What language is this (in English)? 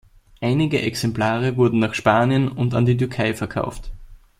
German